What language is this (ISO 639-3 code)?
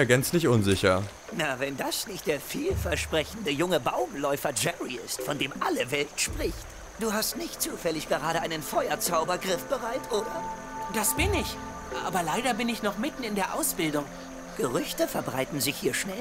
deu